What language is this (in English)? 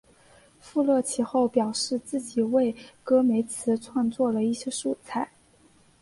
Chinese